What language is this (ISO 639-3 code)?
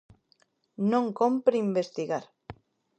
glg